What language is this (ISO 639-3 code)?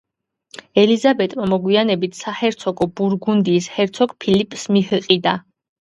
kat